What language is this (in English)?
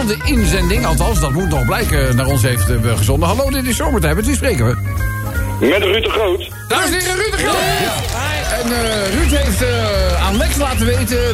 Dutch